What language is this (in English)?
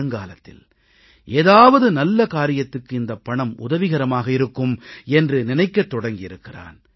Tamil